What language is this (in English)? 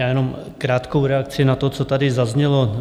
Czech